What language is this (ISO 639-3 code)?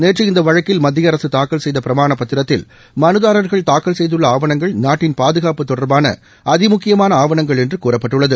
tam